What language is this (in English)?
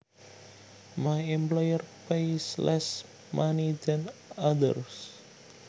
Javanese